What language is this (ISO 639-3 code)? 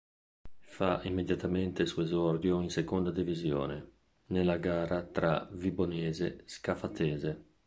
ita